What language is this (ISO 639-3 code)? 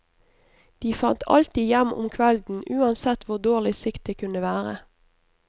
nor